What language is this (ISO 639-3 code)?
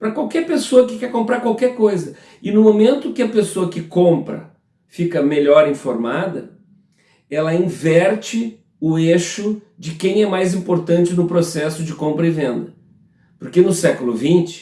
por